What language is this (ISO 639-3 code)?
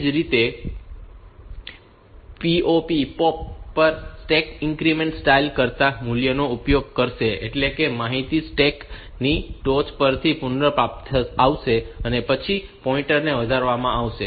guj